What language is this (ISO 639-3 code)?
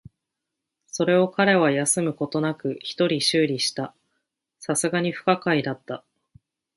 jpn